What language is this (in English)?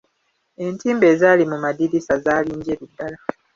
Ganda